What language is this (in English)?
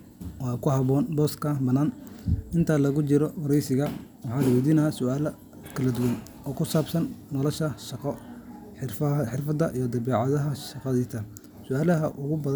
Somali